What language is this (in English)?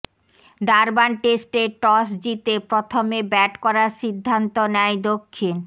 Bangla